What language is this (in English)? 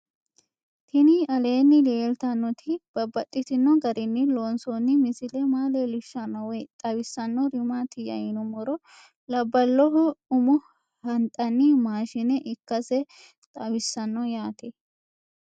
Sidamo